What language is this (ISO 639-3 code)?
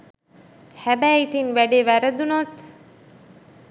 sin